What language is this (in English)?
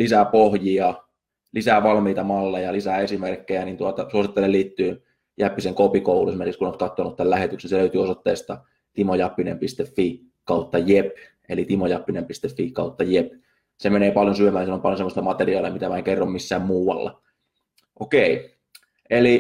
Finnish